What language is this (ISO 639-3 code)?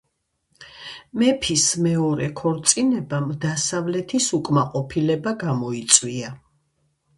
kat